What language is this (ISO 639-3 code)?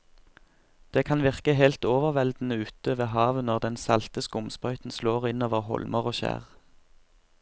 nor